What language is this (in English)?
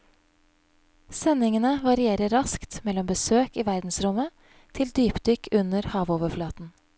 Norwegian